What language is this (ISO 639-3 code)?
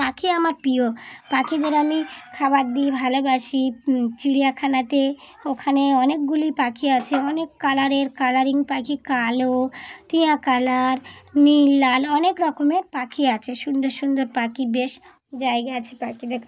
ben